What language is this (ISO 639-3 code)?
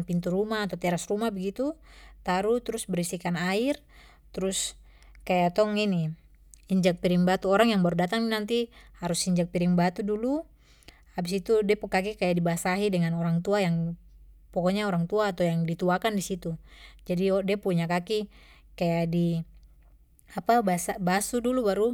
pmy